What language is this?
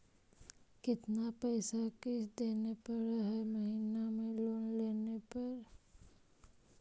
Magahi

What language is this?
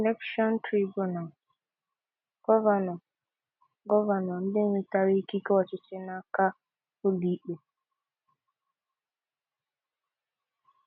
Igbo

